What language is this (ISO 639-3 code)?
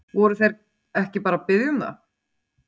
isl